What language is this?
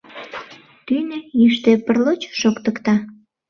Mari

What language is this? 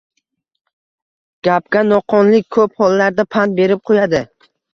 Uzbek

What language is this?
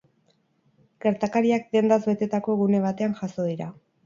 Basque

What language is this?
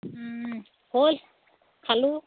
Assamese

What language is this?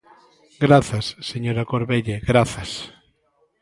Galician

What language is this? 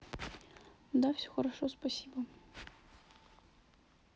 Russian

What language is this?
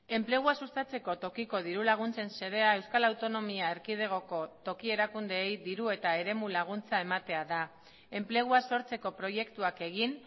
Basque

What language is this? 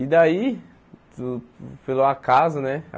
Portuguese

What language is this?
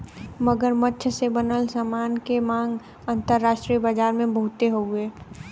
Bhojpuri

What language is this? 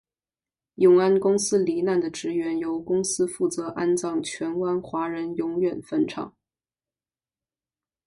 Chinese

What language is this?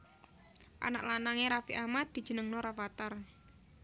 Javanese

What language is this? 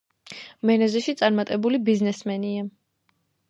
Georgian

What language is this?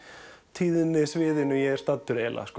Icelandic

